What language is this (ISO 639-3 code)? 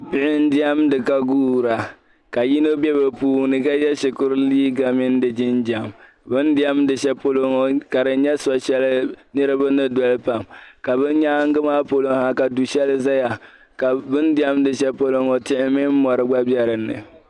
dag